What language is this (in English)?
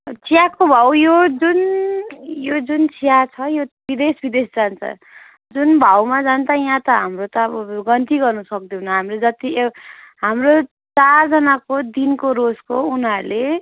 Nepali